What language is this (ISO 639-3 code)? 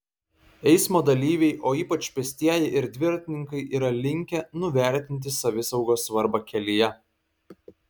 lit